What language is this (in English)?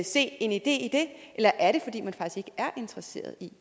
Danish